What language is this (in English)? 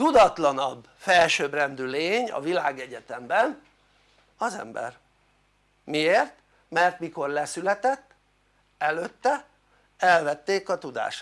Hungarian